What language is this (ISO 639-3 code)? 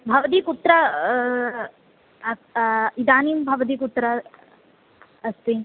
san